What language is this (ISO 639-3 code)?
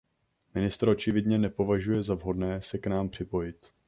ces